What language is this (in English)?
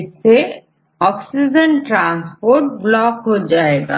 Hindi